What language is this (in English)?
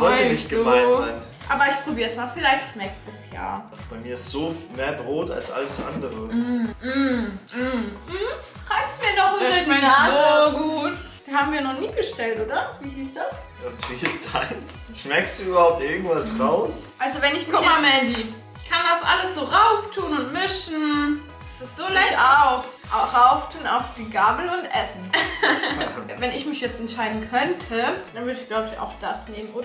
German